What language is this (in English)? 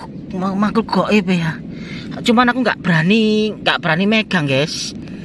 Indonesian